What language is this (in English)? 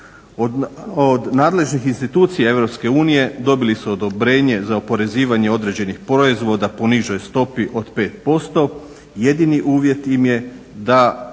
Croatian